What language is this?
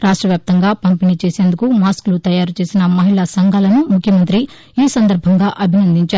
Telugu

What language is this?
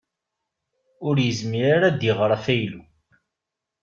Kabyle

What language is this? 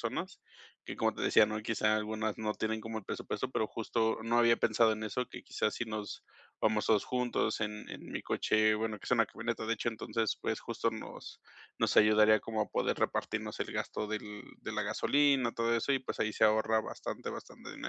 Spanish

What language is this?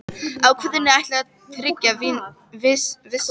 Icelandic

